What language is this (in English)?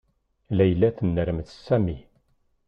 Kabyle